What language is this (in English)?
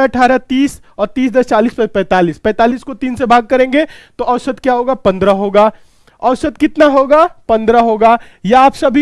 Hindi